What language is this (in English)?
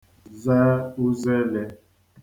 Igbo